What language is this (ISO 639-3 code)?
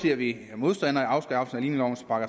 dan